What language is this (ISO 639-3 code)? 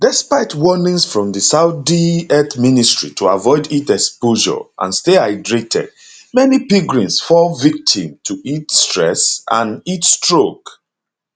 pcm